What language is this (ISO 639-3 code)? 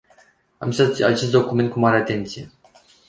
ron